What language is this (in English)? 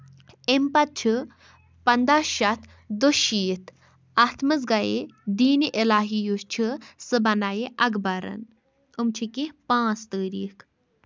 Kashmiri